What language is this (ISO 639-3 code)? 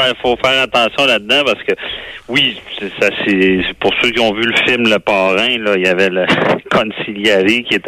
fra